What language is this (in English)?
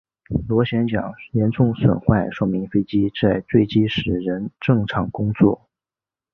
Chinese